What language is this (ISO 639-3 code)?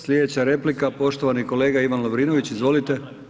hrv